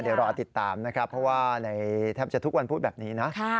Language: Thai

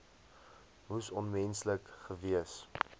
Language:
Afrikaans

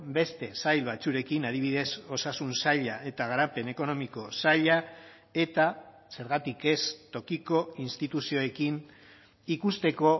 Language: Basque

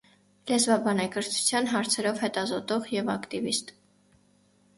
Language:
Armenian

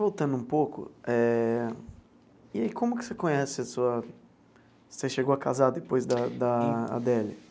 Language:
Portuguese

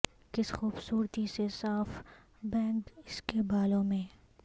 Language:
Urdu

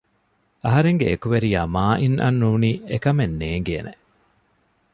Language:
Divehi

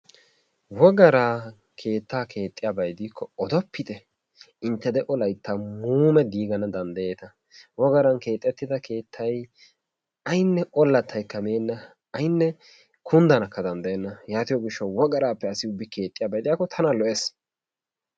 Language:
Wolaytta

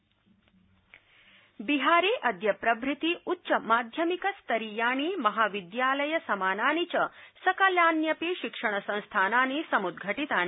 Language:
Sanskrit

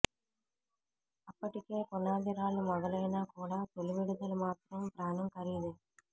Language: Telugu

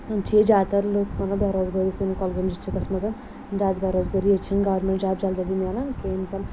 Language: Kashmiri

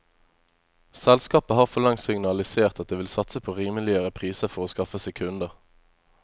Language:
Norwegian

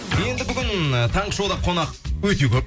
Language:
Kazakh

